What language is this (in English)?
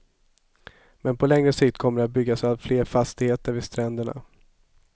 Swedish